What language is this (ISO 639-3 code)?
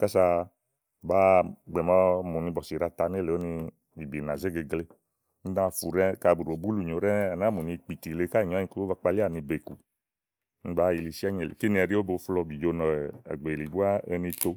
ahl